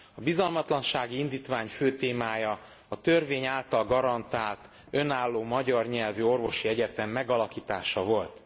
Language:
Hungarian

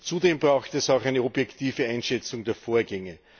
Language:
German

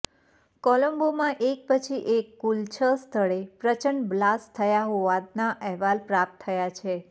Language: Gujarati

